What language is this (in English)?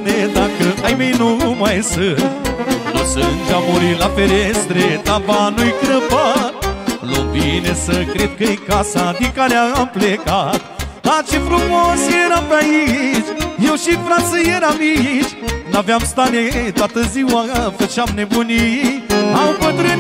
Romanian